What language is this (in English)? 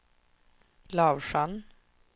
Swedish